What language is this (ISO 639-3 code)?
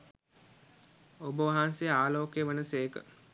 sin